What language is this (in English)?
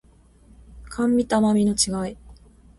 Japanese